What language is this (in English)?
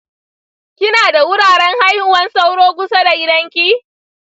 Hausa